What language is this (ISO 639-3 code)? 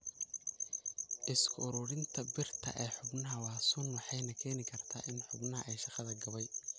som